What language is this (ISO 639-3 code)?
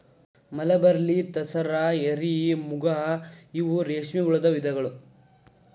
kan